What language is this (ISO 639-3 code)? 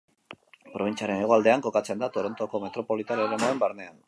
eus